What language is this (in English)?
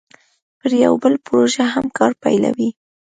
Pashto